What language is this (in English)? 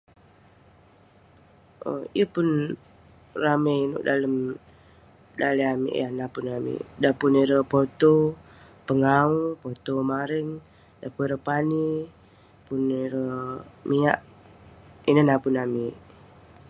Western Penan